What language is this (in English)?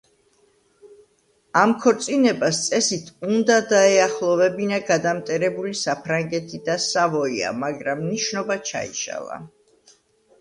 Georgian